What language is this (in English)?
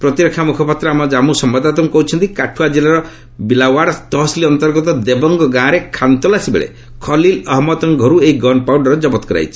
Odia